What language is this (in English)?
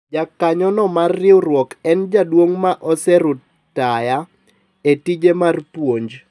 Luo (Kenya and Tanzania)